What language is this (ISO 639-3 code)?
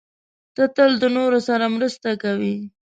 pus